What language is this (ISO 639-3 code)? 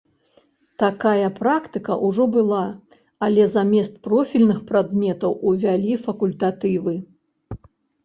bel